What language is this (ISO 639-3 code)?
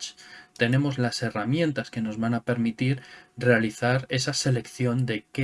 spa